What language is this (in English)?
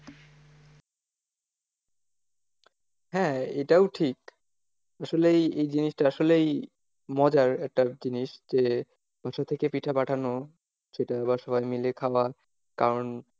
Bangla